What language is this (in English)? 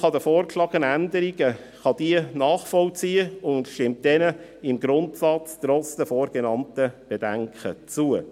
Swiss German